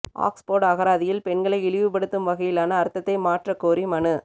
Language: Tamil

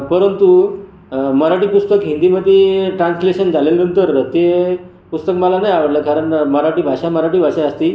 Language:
Marathi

